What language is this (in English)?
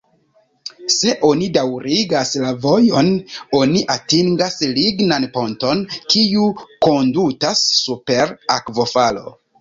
Esperanto